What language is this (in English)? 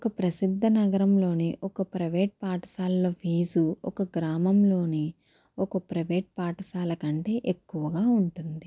Telugu